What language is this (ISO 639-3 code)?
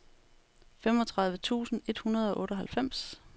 dan